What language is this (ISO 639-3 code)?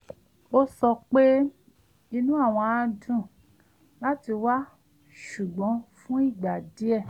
yor